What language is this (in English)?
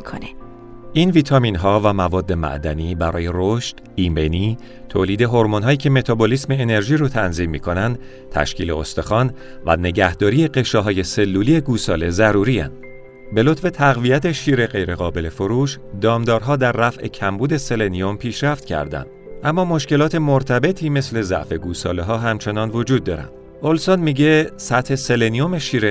Persian